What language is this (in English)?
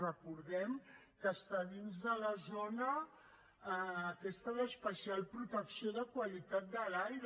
Catalan